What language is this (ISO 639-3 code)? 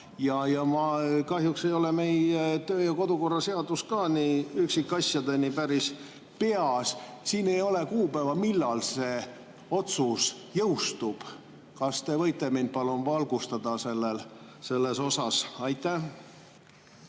est